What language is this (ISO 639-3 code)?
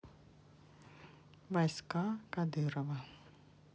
rus